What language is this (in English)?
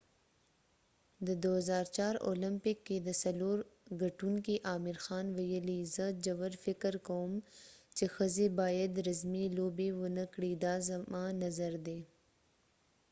Pashto